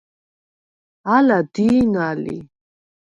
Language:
Svan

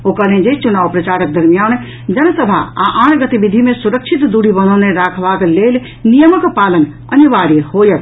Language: Maithili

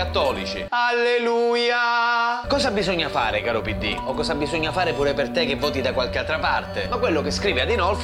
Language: Italian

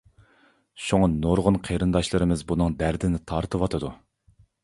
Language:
Uyghur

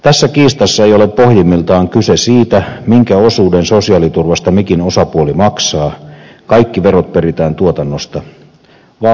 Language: Finnish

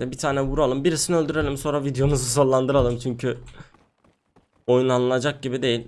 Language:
Turkish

